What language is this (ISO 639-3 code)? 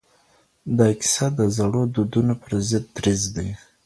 pus